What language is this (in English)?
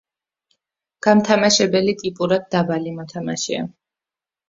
Georgian